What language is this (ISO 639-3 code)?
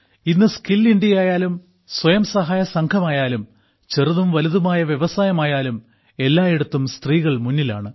mal